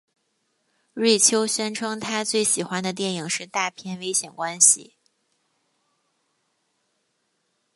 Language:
Chinese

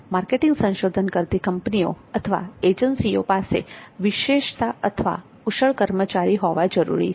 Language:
Gujarati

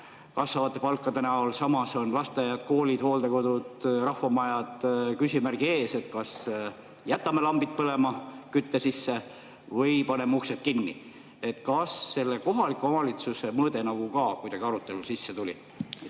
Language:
Estonian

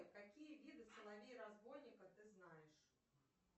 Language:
Russian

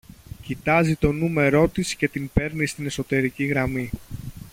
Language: Greek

